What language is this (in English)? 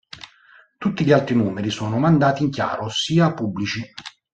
Italian